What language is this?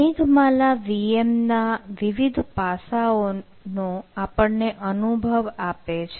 Gujarati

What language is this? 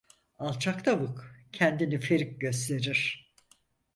Turkish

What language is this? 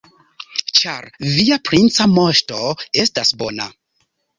Esperanto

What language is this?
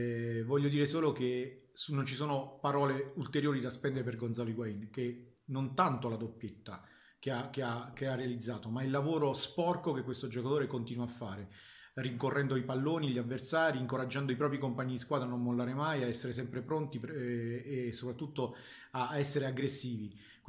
Italian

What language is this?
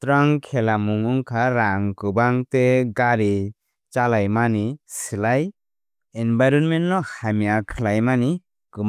Kok Borok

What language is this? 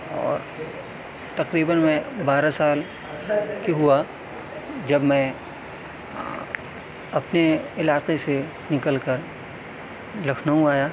Urdu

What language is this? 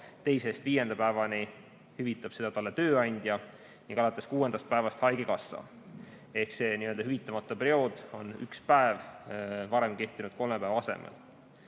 Estonian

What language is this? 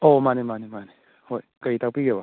Manipuri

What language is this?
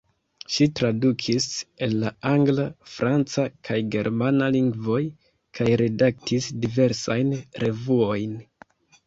Esperanto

